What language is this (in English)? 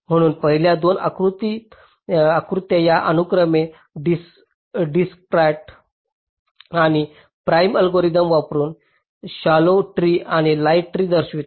Marathi